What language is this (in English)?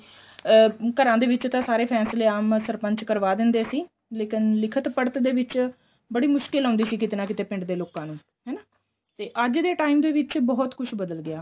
Punjabi